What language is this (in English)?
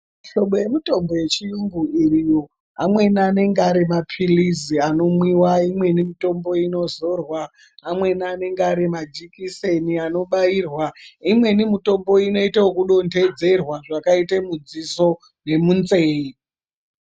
Ndau